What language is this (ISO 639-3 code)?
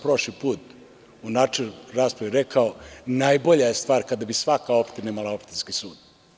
srp